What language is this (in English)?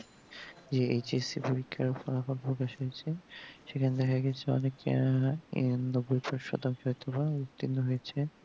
Bangla